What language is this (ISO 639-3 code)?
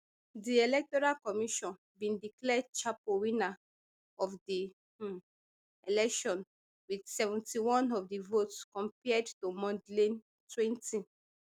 pcm